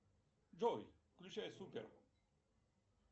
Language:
Russian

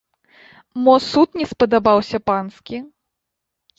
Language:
Belarusian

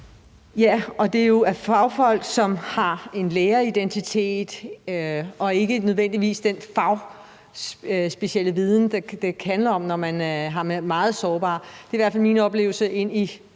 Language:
Danish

